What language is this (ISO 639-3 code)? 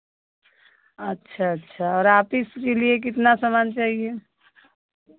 hin